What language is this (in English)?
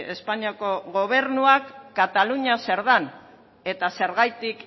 Basque